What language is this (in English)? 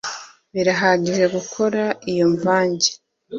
Kinyarwanda